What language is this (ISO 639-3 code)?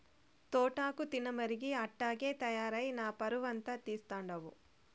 tel